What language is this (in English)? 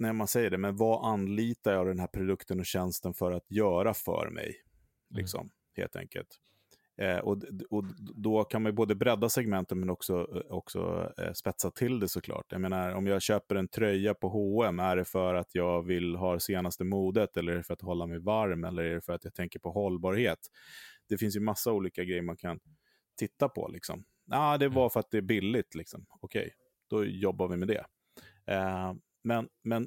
Swedish